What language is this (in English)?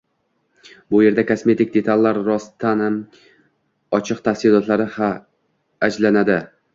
Uzbek